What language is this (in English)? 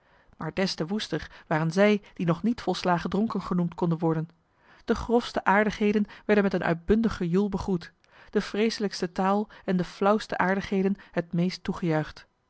Dutch